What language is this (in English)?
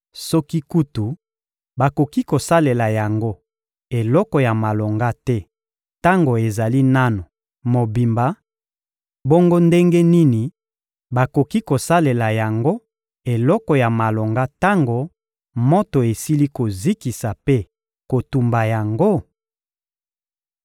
Lingala